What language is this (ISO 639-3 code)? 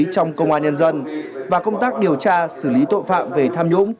vie